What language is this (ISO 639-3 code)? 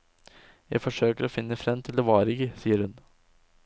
nor